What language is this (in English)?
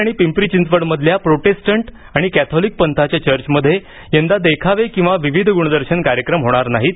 Marathi